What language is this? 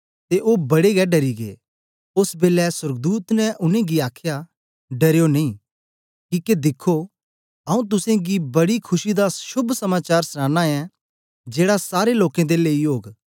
Dogri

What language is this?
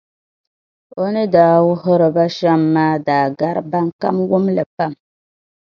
Dagbani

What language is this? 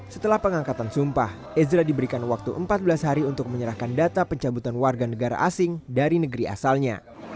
Indonesian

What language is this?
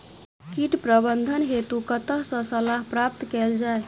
Maithili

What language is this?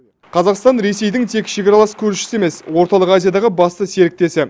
Kazakh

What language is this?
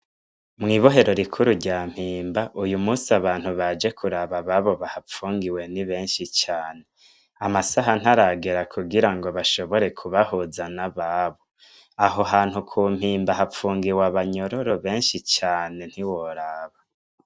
Rundi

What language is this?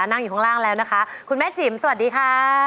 Thai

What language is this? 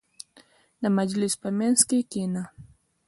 Pashto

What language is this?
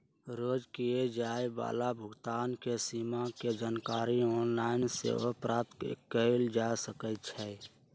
Magahi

